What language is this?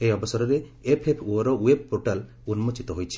Odia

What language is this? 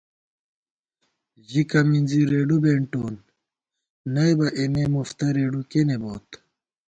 Gawar-Bati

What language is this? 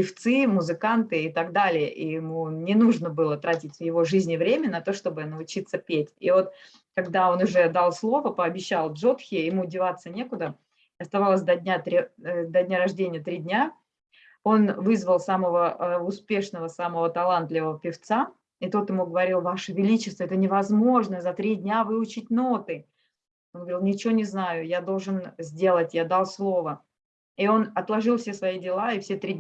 Russian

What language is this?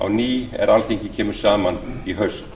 Icelandic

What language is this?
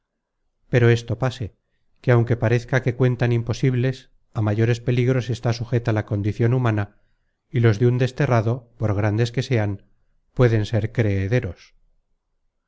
Spanish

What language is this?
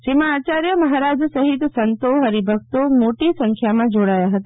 Gujarati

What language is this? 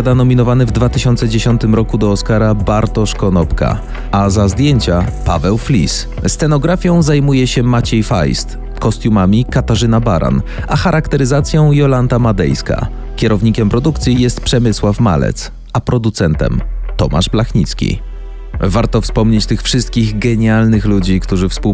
Polish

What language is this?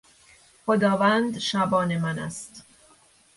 Persian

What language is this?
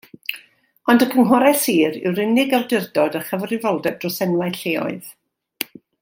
Welsh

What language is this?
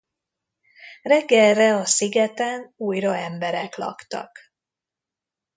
Hungarian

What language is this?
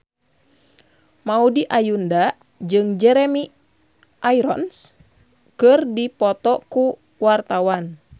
Sundanese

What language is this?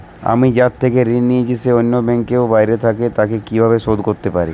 Bangla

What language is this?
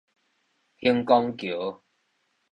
Min Nan Chinese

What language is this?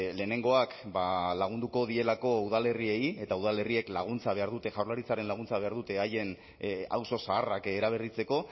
Basque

